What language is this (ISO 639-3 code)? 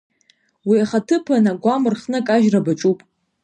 abk